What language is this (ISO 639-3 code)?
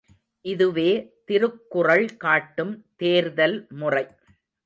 tam